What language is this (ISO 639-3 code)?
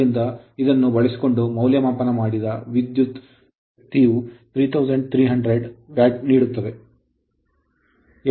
kan